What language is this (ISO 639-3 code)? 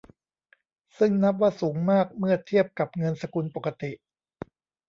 tha